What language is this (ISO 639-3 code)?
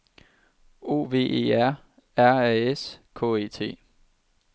dan